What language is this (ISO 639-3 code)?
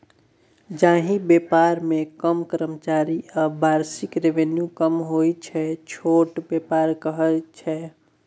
mai